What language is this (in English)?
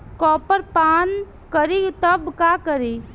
Bhojpuri